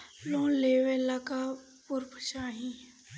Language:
Bhojpuri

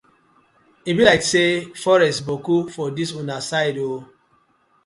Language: Nigerian Pidgin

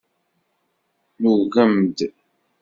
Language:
Kabyle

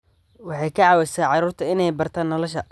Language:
Somali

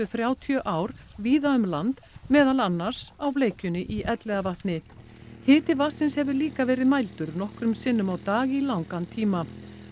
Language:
Icelandic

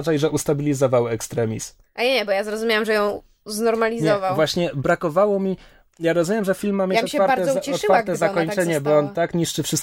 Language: Polish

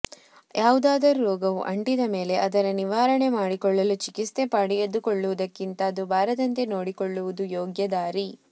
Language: Kannada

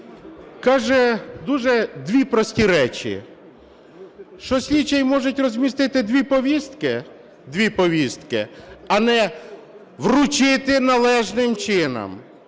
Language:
Ukrainian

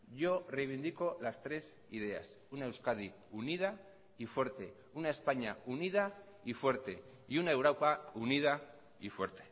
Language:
Spanish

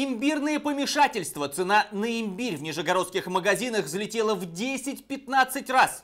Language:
Russian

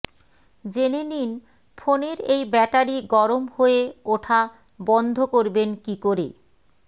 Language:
Bangla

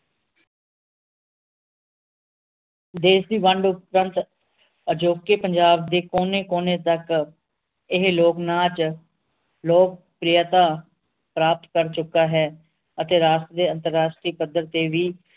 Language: Punjabi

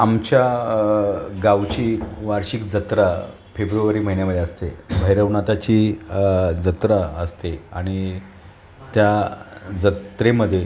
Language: Marathi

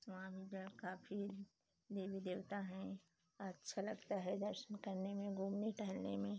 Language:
Hindi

